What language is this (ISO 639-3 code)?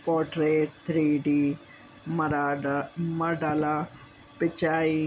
snd